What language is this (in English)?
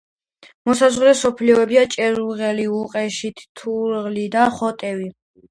Georgian